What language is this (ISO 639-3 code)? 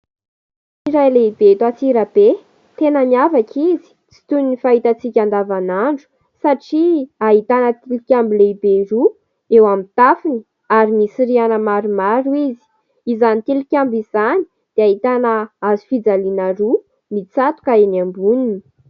mlg